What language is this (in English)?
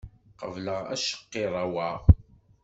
Kabyle